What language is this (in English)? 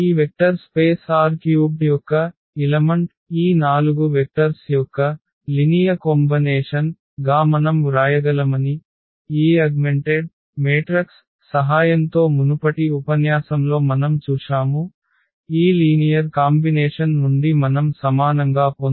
Telugu